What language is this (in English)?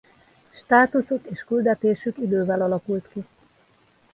Hungarian